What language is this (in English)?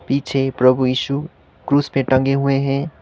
Hindi